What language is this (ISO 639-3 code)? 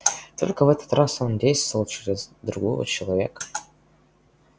rus